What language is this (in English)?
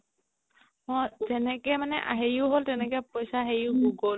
Assamese